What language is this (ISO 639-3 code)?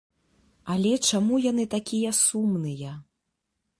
bel